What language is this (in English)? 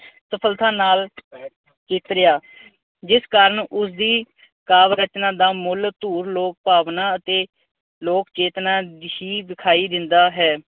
Punjabi